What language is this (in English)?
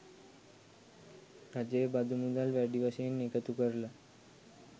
Sinhala